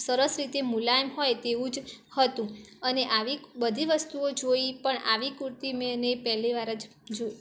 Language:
Gujarati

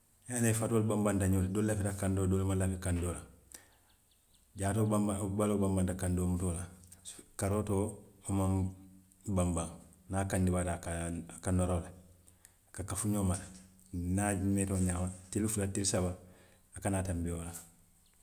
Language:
Western Maninkakan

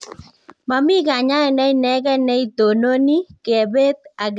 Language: Kalenjin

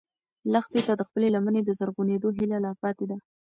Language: Pashto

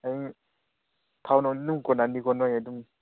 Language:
Manipuri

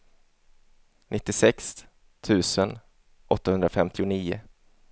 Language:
Swedish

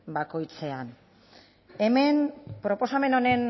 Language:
Basque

